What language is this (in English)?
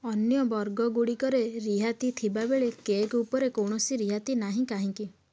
Odia